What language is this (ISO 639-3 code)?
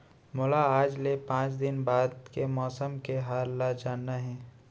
hne